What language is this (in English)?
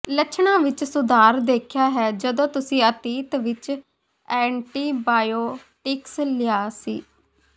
Punjabi